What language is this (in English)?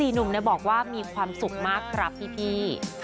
Thai